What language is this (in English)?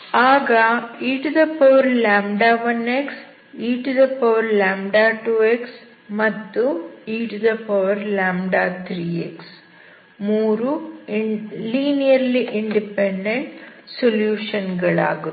Kannada